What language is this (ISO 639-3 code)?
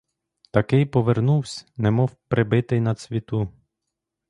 ukr